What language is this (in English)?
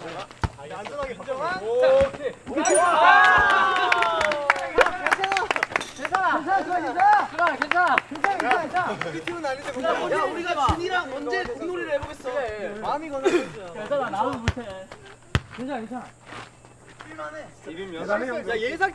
Korean